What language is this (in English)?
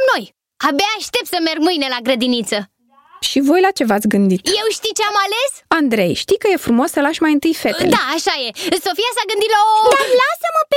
Romanian